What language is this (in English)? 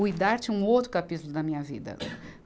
Portuguese